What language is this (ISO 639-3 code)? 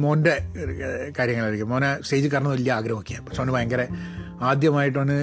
mal